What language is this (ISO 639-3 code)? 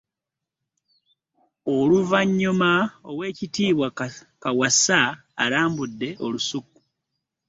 lug